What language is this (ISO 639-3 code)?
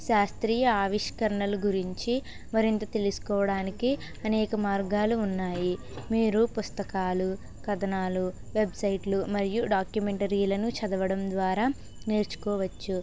tel